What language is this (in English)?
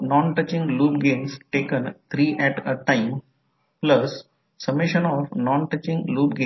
Marathi